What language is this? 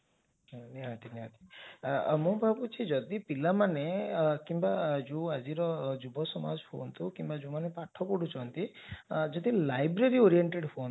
Odia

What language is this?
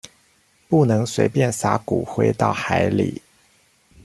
Chinese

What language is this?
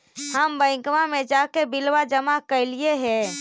Magahi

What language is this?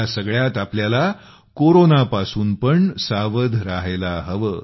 Marathi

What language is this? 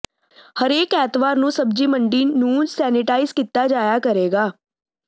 Punjabi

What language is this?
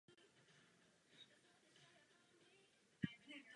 Czech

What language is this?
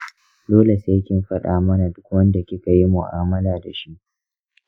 Hausa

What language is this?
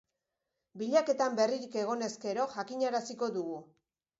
Basque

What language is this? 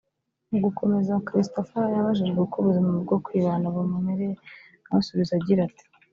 Kinyarwanda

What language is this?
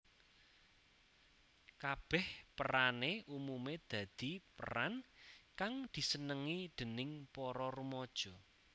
Javanese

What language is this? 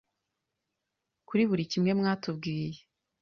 Kinyarwanda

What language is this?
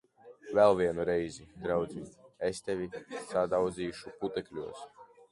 Latvian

